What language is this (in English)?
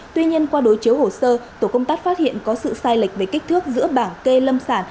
Vietnamese